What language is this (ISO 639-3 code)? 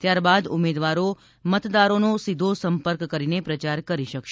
guj